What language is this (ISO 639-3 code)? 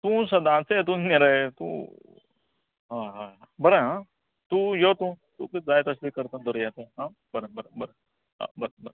kok